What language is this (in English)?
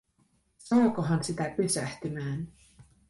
Finnish